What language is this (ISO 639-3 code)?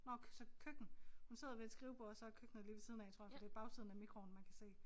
dan